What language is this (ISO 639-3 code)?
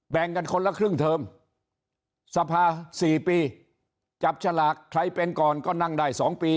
tha